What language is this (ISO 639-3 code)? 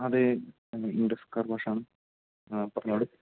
mal